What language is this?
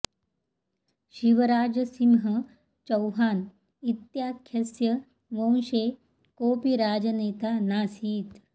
Sanskrit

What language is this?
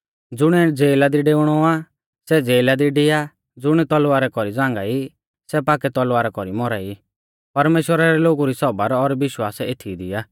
Mahasu Pahari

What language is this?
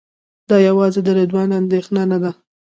Pashto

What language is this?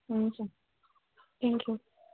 Nepali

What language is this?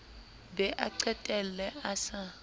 Southern Sotho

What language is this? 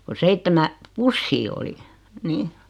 Finnish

